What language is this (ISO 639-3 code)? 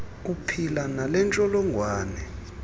xho